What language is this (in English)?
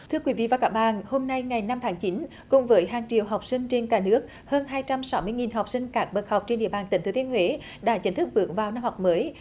Vietnamese